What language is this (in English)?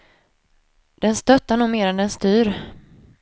Swedish